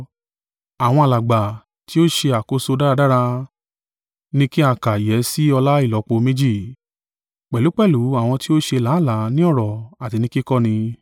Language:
Yoruba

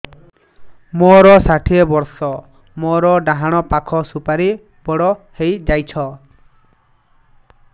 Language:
Odia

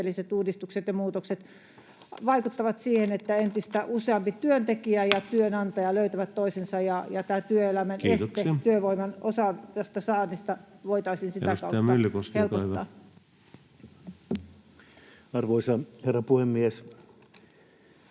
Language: Finnish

